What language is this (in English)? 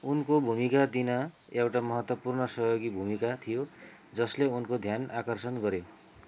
Nepali